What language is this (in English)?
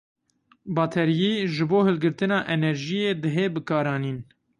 Kurdish